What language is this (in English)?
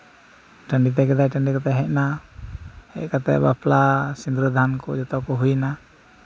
Santali